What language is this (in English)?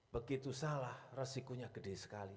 Indonesian